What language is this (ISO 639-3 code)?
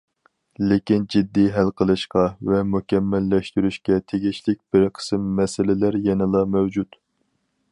uig